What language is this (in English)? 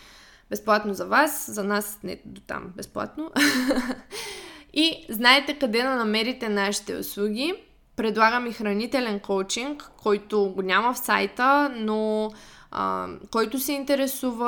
Bulgarian